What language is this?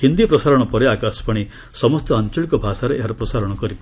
Odia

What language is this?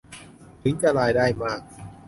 Thai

